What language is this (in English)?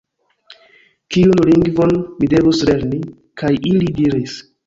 Esperanto